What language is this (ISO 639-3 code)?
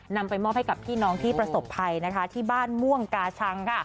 tha